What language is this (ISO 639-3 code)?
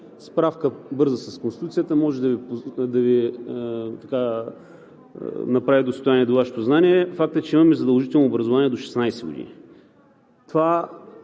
bul